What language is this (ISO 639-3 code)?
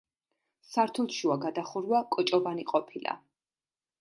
kat